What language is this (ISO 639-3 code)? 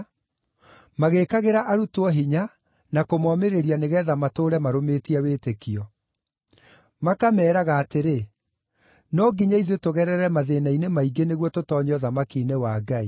kik